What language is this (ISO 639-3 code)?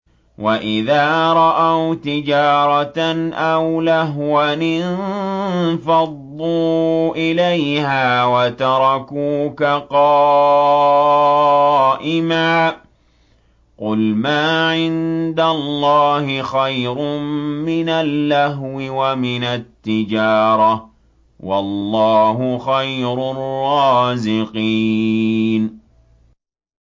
ara